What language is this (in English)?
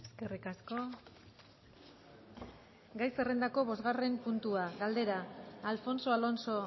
Basque